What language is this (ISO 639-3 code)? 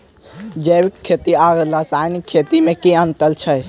mai